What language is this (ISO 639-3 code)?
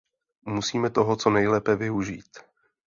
ces